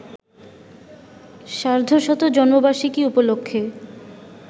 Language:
Bangla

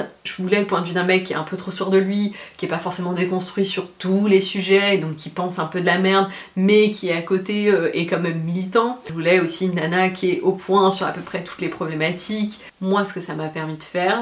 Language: French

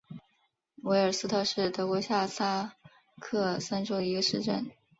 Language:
Chinese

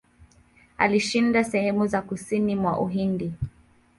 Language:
Swahili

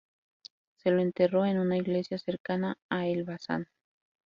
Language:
Spanish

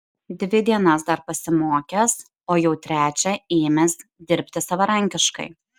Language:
Lithuanian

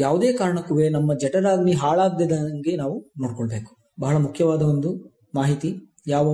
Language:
Kannada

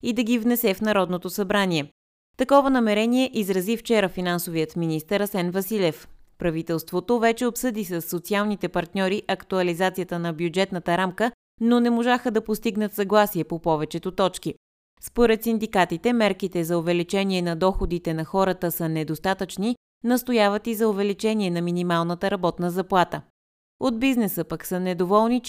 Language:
Bulgarian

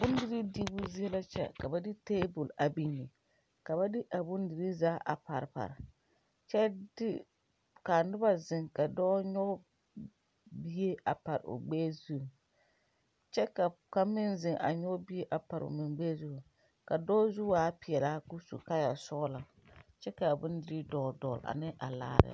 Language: Southern Dagaare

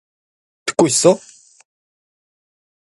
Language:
Korean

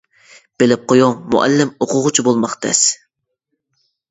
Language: Uyghur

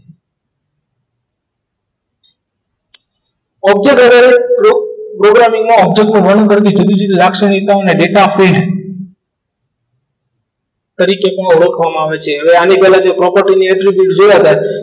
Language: Gujarati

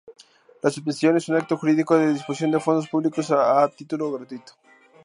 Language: Spanish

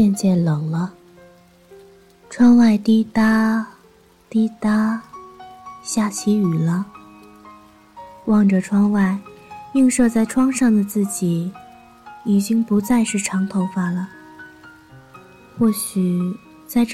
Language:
Chinese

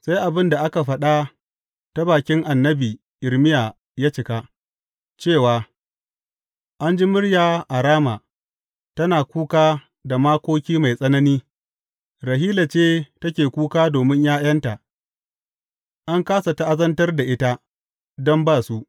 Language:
Hausa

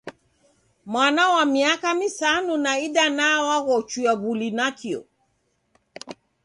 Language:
Taita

